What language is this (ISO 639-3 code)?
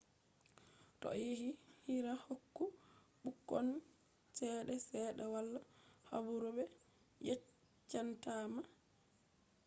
ful